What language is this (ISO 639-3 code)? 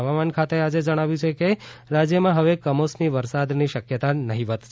guj